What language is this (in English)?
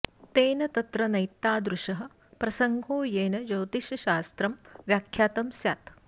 Sanskrit